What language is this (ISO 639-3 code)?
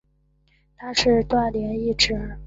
zho